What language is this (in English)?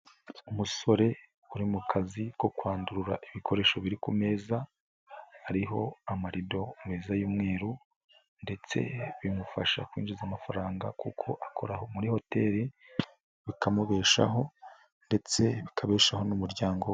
Kinyarwanda